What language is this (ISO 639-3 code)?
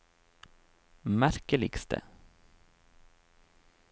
nor